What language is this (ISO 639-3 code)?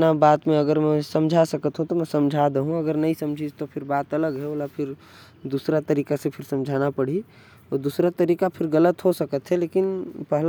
kfp